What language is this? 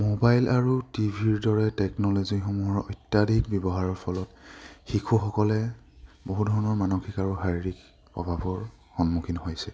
Assamese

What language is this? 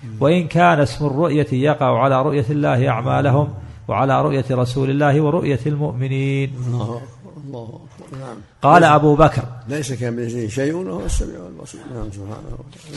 Arabic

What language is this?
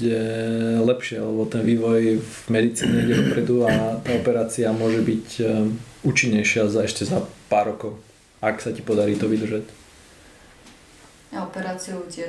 Slovak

